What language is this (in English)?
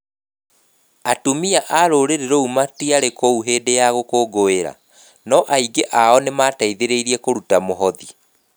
Kikuyu